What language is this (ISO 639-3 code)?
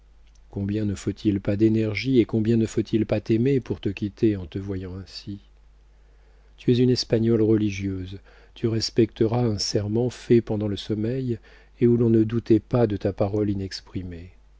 fra